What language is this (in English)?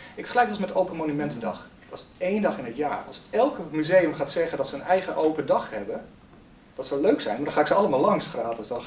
Dutch